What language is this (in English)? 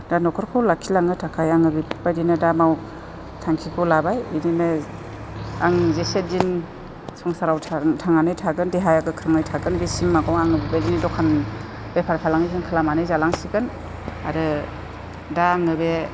Bodo